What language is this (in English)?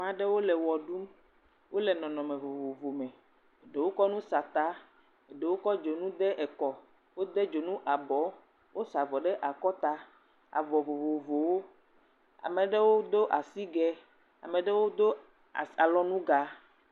Ewe